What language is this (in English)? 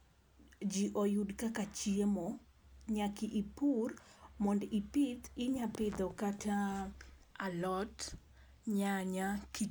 Luo (Kenya and Tanzania)